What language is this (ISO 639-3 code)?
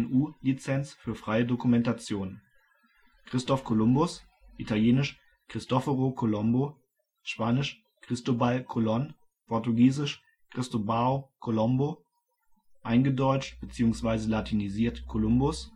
deu